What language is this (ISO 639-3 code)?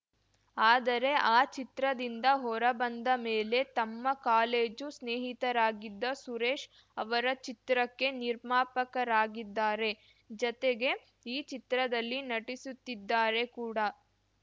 kan